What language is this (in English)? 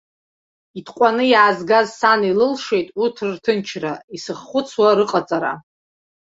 Abkhazian